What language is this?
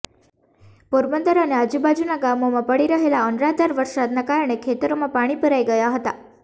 Gujarati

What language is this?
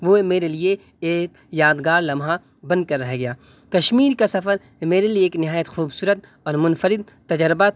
Urdu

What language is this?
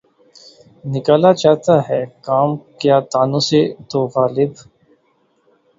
Urdu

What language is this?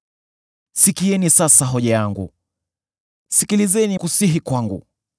Swahili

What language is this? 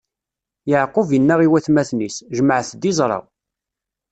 Kabyle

